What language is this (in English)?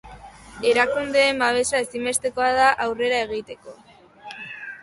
Basque